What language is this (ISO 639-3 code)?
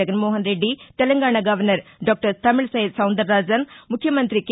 tel